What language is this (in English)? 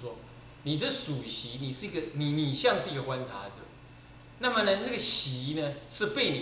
Chinese